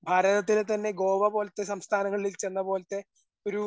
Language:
Malayalam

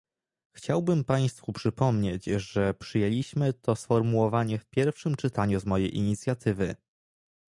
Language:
Polish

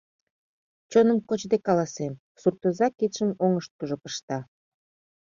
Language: Mari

